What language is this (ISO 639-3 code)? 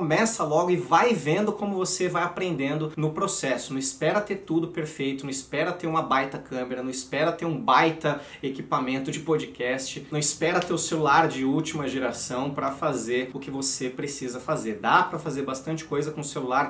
por